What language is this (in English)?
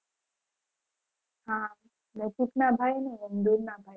Gujarati